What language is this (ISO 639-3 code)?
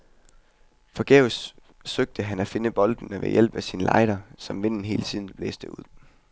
dan